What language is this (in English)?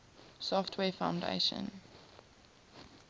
English